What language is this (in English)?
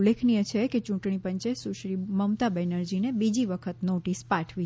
Gujarati